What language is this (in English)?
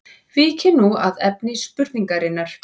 Icelandic